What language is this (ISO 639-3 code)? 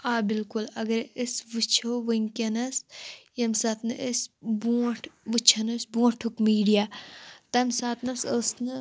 kas